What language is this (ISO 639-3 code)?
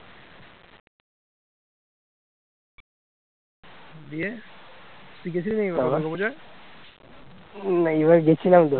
ben